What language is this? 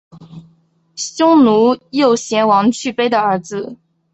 Chinese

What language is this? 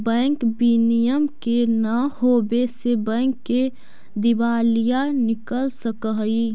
Magahi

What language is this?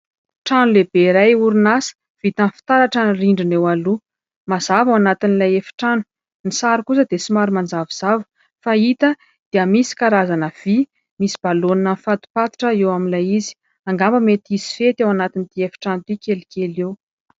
Malagasy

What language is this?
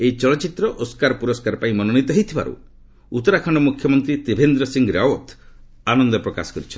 Odia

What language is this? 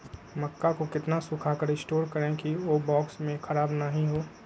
Magahi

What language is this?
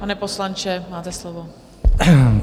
Czech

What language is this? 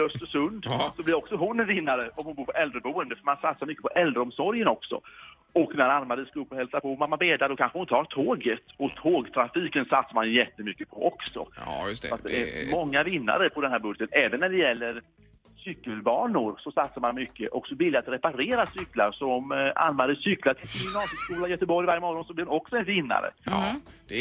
Swedish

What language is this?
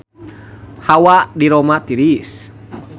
Sundanese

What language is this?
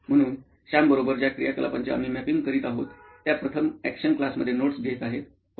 Marathi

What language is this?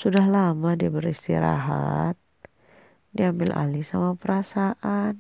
Indonesian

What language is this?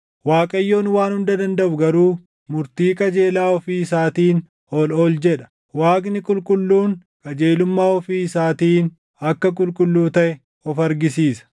Oromo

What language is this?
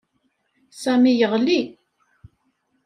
Kabyle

